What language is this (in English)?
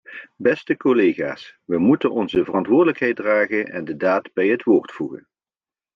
Dutch